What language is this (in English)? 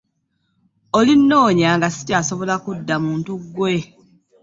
Ganda